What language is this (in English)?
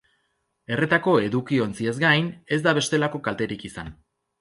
Basque